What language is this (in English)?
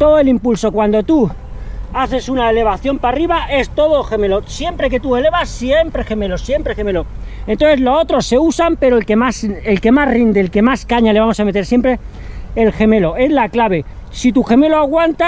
Spanish